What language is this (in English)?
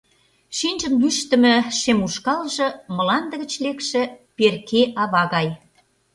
Mari